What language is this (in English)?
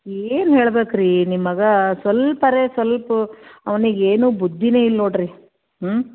Kannada